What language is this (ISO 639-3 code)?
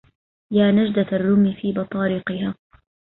ara